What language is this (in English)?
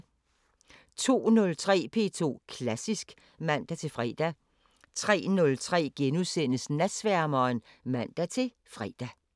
Danish